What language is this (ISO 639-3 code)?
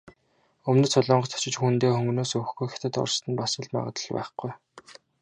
mon